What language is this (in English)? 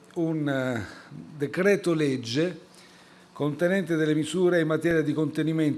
Italian